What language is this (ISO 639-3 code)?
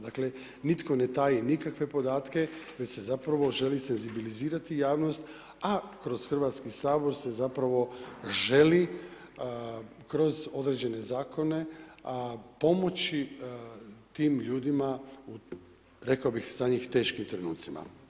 hrv